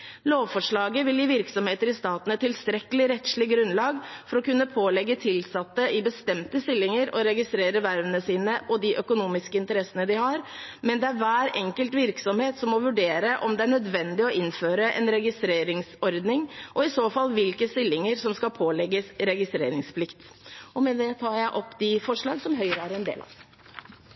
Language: Norwegian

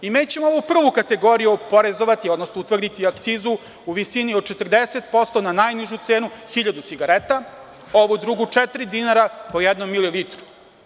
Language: Serbian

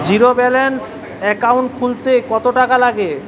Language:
Bangla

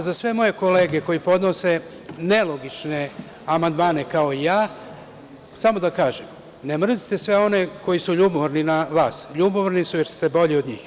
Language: Serbian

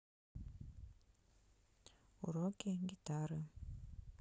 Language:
Russian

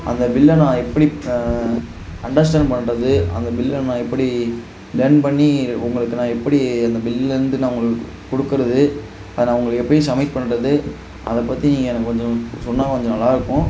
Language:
Tamil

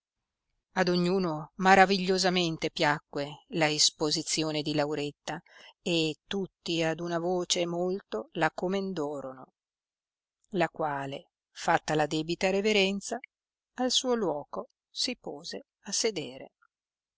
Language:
Italian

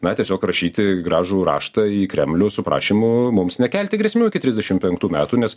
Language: Lithuanian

